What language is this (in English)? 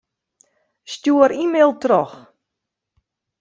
Western Frisian